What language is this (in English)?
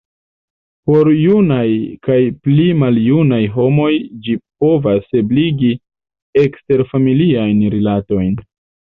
Esperanto